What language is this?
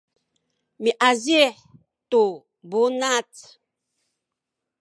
Sakizaya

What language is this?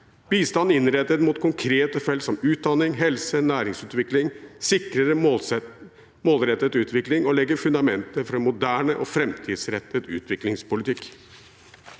Norwegian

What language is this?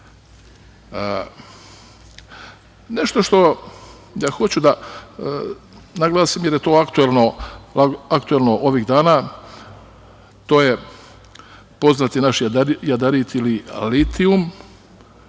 Serbian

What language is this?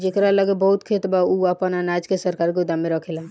Bhojpuri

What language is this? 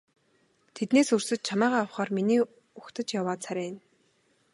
Mongolian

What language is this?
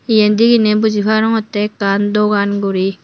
Chakma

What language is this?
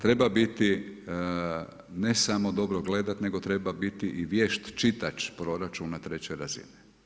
Croatian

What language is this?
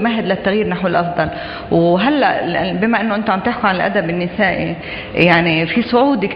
Arabic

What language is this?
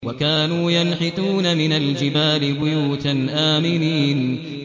Arabic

